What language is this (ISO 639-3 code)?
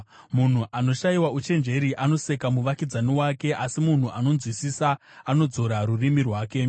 sna